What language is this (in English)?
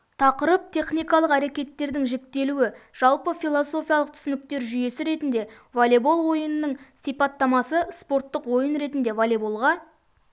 Kazakh